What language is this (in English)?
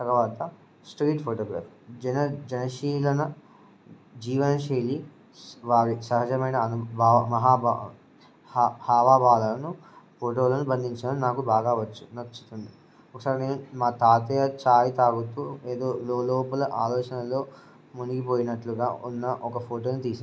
Telugu